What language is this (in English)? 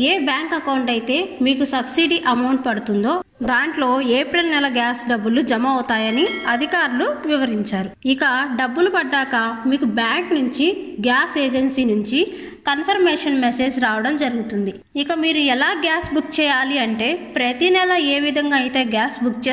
Indonesian